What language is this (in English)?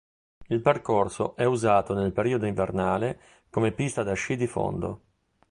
Italian